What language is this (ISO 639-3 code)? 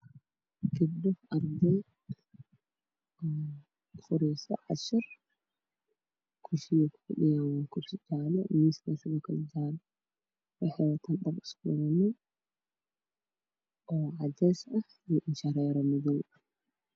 som